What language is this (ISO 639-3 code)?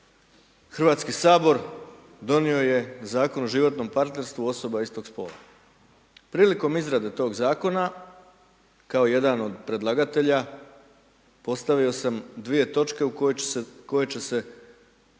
hrv